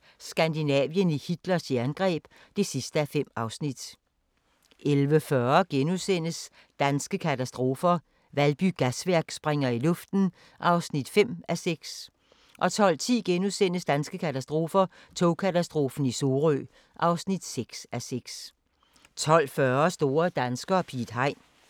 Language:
Danish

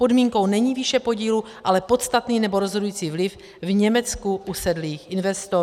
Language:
Czech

